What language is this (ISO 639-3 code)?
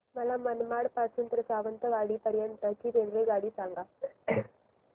mar